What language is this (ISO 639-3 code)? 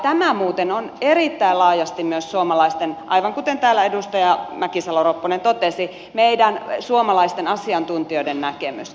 fin